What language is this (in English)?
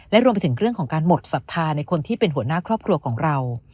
Thai